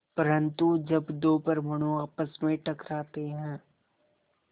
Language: Hindi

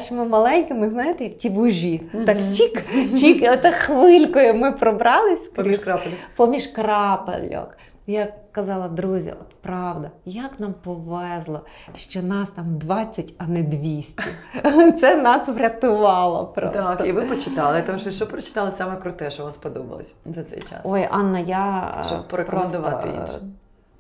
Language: Ukrainian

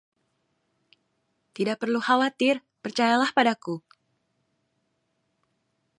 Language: Indonesian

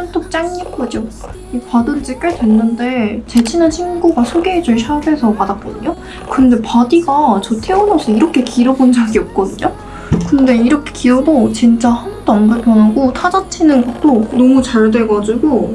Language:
Korean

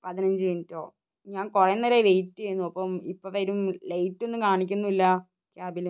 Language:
Malayalam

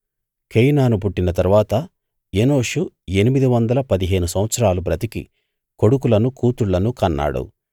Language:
Telugu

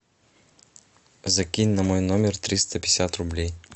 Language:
Russian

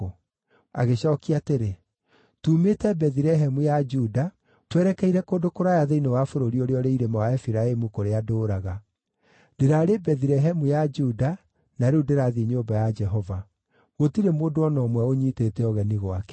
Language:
Kikuyu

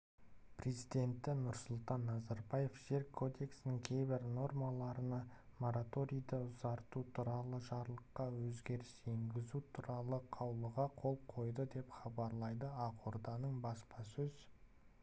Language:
Kazakh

